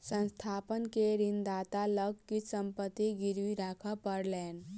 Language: Maithili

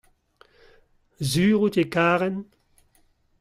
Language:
Breton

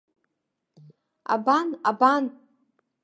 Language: Abkhazian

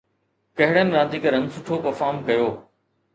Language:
Sindhi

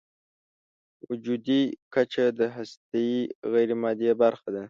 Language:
Pashto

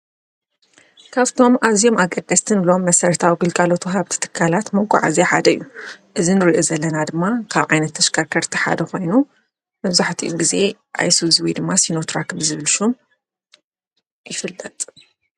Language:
Tigrinya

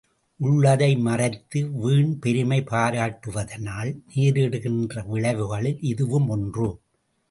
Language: Tamil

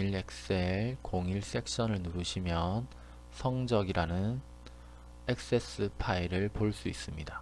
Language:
Korean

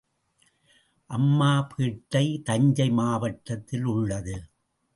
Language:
Tamil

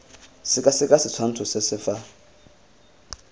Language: Tswana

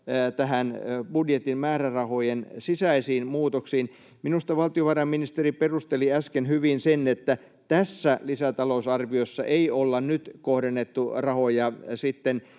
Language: Finnish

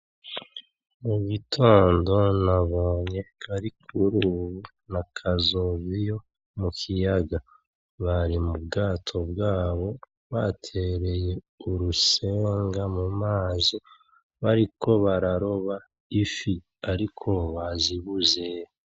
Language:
Rundi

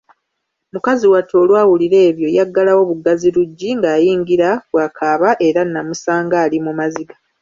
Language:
Ganda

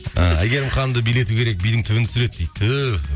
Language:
Kazakh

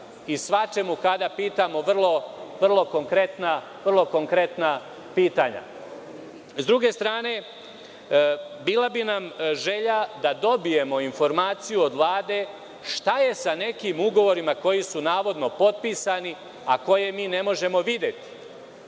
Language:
Serbian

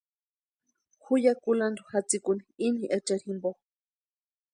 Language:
Western Highland Purepecha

